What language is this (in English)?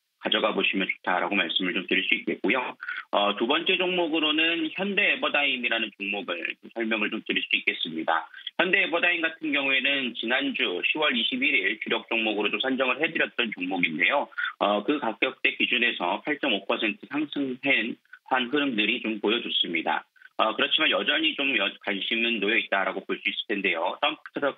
Korean